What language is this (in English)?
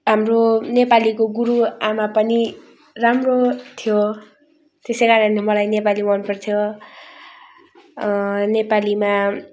Nepali